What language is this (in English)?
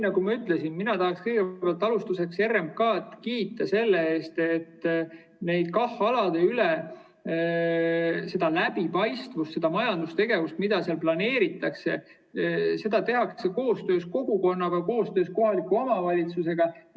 Estonian